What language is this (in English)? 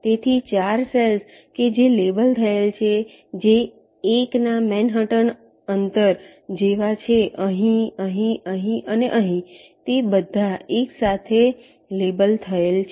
Gujarati